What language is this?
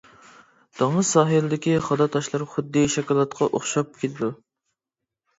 Uyghur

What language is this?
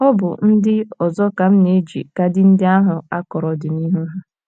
Igbo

